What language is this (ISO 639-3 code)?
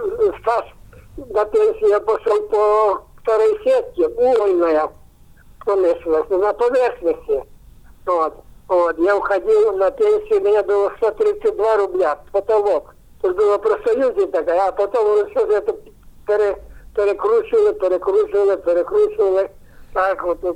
ukr